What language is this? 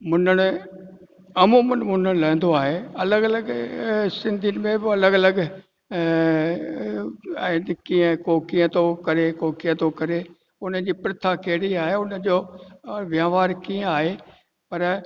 Sindhi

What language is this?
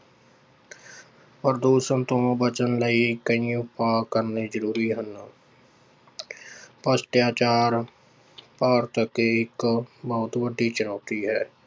Punjabi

